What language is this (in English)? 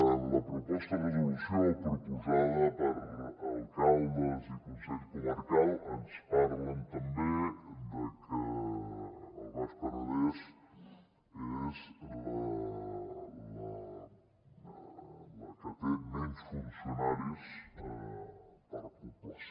Catalan